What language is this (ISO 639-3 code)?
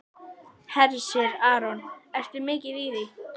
isl